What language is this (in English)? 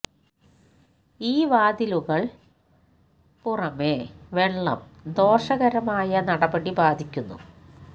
Malayalam